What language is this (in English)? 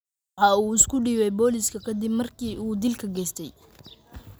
Somali